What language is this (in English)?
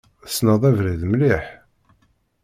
Kabyle